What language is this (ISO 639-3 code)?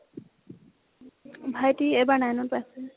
asm